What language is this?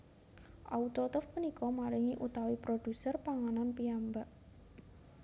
Javanese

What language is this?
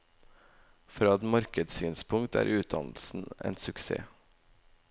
Norwegian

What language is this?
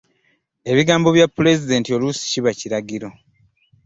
Ganda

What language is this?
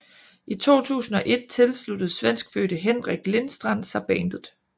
Danish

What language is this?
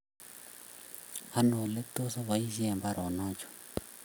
Kalenjin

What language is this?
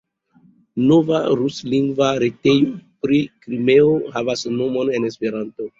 Esperanto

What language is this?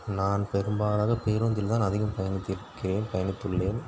Tamil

